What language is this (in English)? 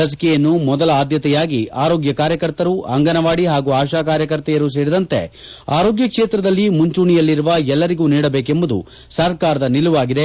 Kannada